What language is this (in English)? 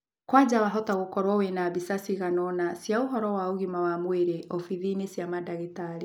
Kikuyu